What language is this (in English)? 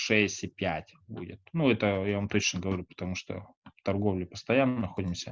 Russian